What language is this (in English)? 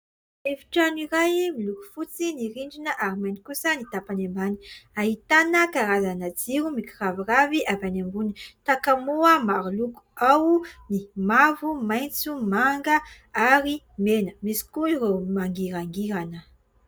Malagasy